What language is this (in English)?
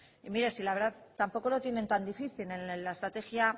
Spanish